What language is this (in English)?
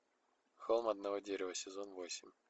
Russian